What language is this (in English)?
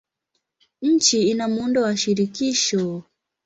Swahili